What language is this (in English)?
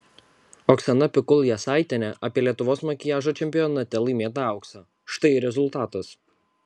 Lithuanian